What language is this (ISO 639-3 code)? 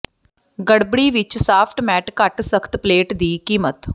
pan